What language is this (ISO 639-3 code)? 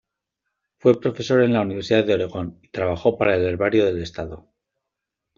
spa